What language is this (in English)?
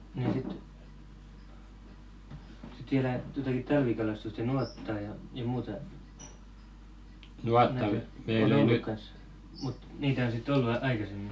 Finnish